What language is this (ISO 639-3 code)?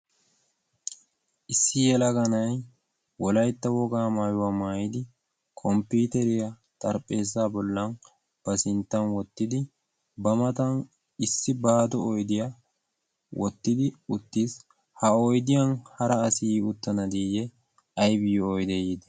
wal